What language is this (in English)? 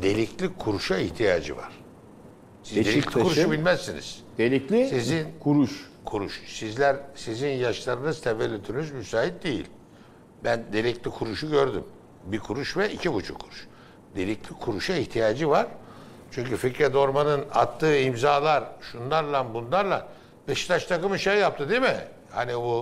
Turkish